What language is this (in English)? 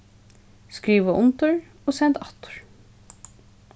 Faroese